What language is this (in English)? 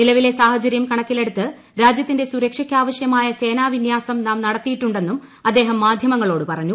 Malayalam